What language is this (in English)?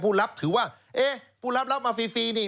Thai